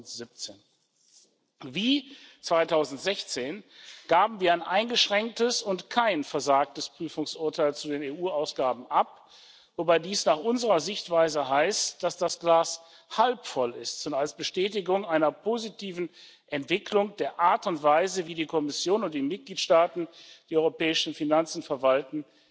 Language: German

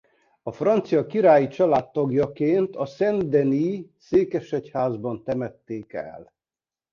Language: Hungarian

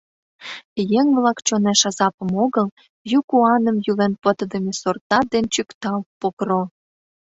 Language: Mari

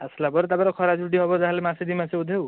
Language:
Odia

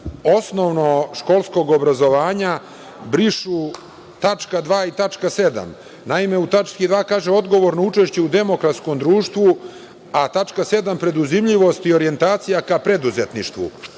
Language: Serbian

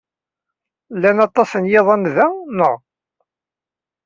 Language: Kabyle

